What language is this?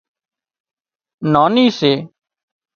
Wadiyara Koli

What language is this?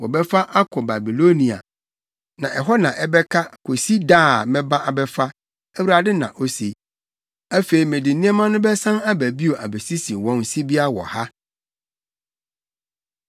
Akan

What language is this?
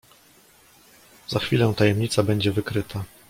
Polish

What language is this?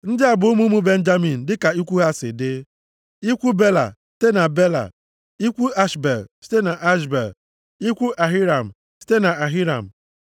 Igbo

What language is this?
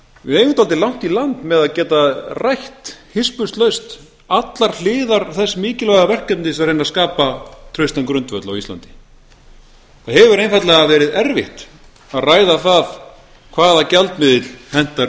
Icelandic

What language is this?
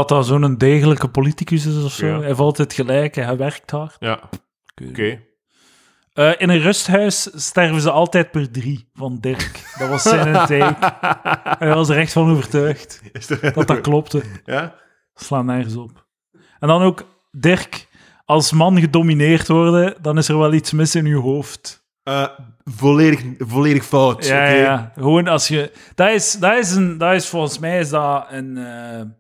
Dutch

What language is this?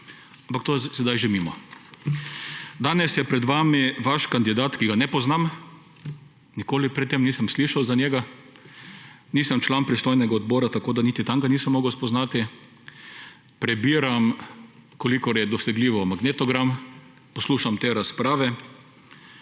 Slovenian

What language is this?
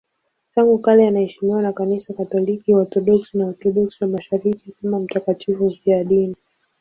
Swahili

